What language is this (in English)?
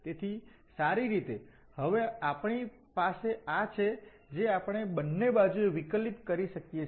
Gujarati